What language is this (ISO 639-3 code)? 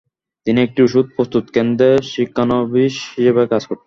ben